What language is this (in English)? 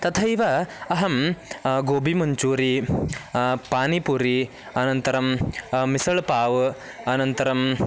Sanskrit